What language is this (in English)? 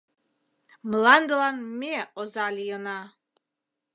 Mari